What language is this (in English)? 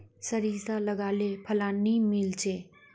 Magahi